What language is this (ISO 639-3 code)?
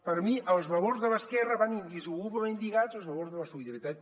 cat